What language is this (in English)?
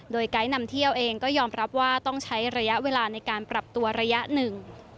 Thai